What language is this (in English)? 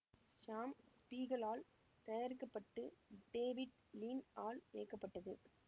Tamil